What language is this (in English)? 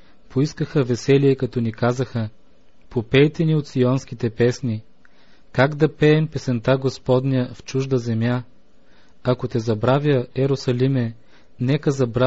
Bulgarian